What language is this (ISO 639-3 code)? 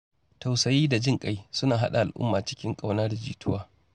hau